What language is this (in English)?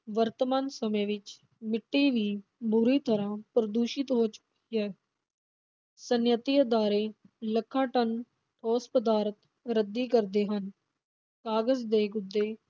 Punjabi